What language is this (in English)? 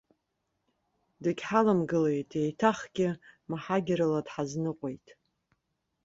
Abkhazian